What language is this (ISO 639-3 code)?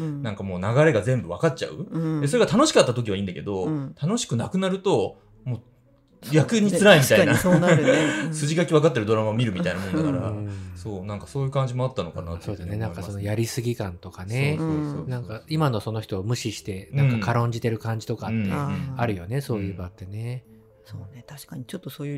jpn